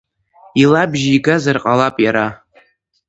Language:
Abkhazian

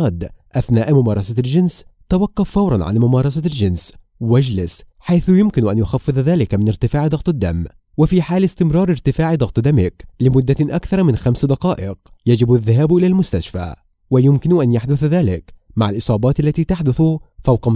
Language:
Arabic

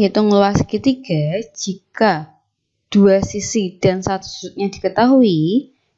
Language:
Indonesian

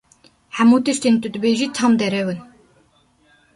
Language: Kurdish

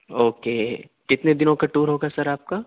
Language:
Urdu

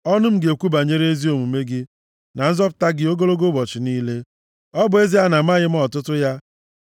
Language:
Igbo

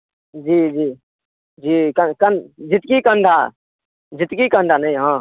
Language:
Maithili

